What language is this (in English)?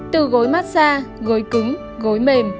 Vietnamese